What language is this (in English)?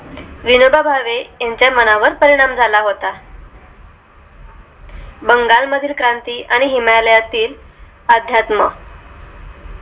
Marathi